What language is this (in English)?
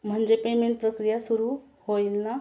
Marathi